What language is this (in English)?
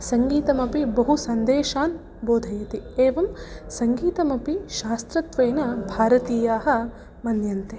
Sanskrit